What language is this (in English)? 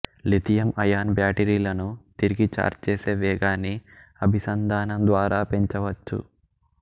Telugu